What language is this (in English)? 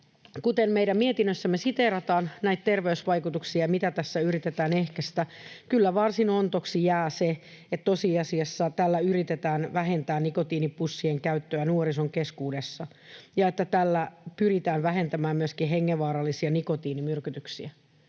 Finnish